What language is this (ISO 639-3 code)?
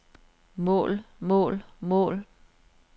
dan